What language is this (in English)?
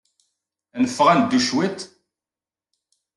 Kabyle